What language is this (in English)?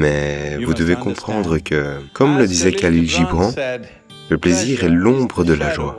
French